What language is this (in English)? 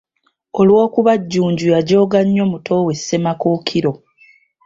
Ganda